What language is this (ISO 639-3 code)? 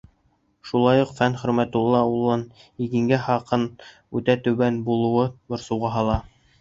bak